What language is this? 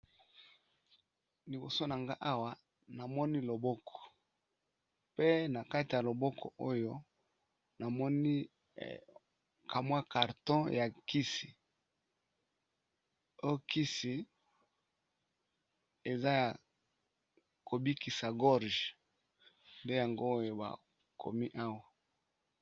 Lingala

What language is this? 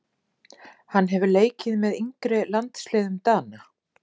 Icelandic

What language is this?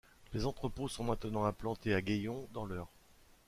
French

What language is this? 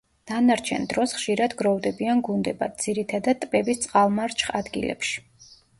Georgian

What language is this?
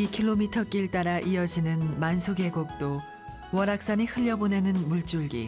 Korean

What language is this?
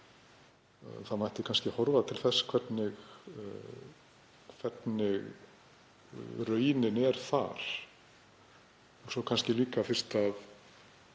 Icelandic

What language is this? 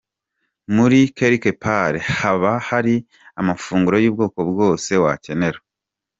Kinyarwanda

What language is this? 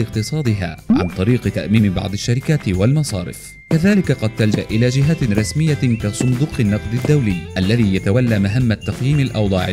Arabic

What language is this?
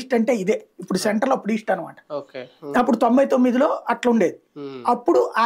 Telugu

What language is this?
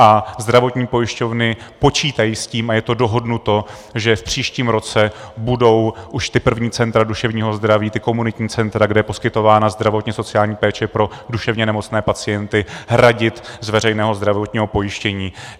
Czech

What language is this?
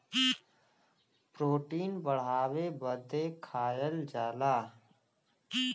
Bhojpuri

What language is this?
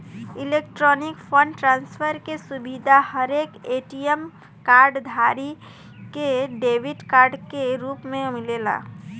Bhojpuri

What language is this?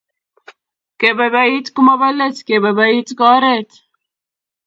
Kalenjin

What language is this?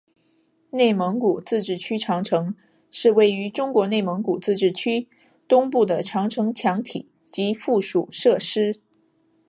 Chinese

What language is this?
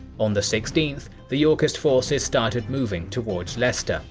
English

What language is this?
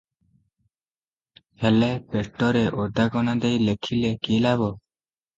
Odia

